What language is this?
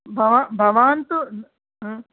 Sanskrit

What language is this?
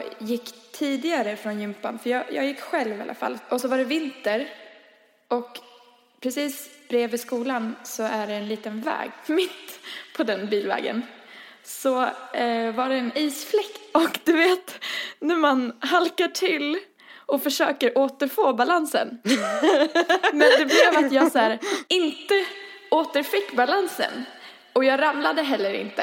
Swedish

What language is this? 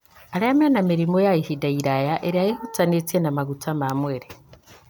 Kikuyu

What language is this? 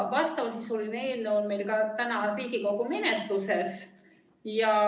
Estonian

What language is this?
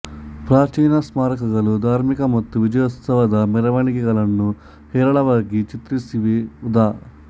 Kannada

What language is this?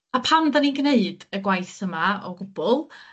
Welsh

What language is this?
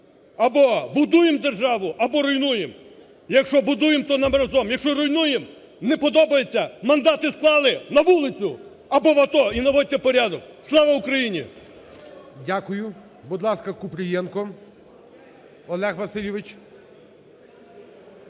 Ukrainian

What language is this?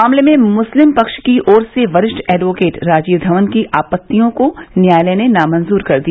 Hindi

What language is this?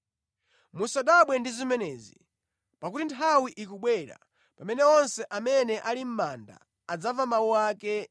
Nyanja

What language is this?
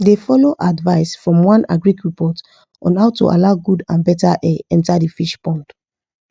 Nigerian Pidgin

